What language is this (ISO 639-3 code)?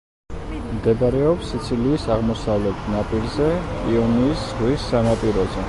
kat